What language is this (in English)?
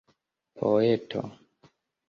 Esperanto